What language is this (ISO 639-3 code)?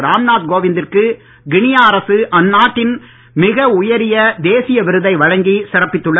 tam